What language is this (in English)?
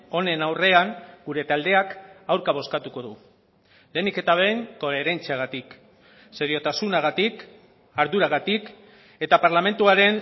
Basque